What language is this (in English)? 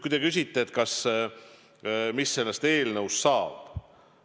Estonian